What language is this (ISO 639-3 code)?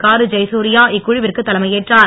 tam